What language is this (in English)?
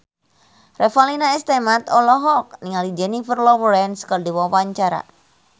Sundanese